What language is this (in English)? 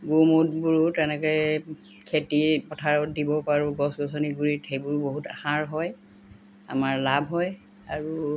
Assamese